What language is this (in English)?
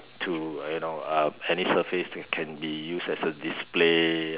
English